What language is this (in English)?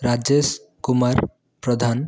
Odia